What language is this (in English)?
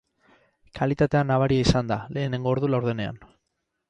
Basque